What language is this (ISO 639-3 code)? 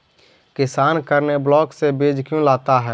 mag